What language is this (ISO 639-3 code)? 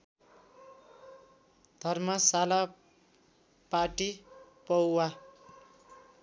nep